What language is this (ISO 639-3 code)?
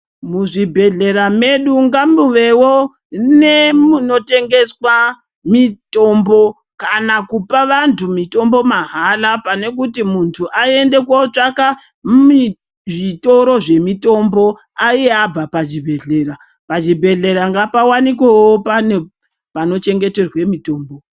ndc